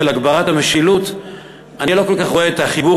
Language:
Hebrew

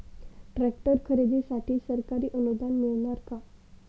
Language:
Marathi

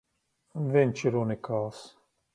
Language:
Latvian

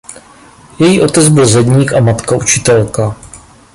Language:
Czech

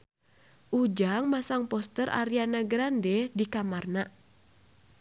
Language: Sundanese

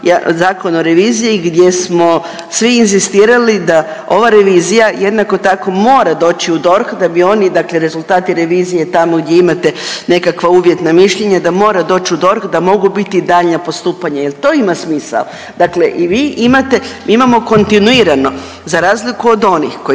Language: Croatian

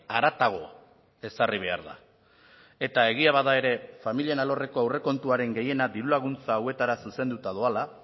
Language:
Basque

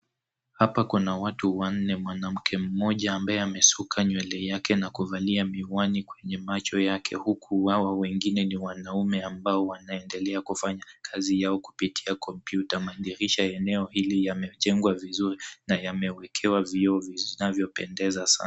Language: Swahili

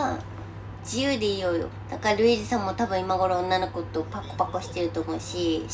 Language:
Japanese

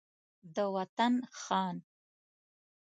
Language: Pashto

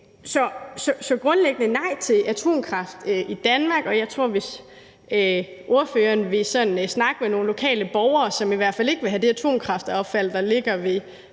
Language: Danish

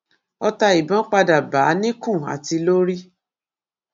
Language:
Yoruba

